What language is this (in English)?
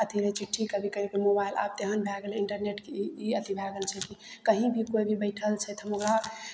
Maithili